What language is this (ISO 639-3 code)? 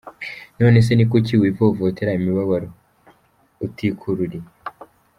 kin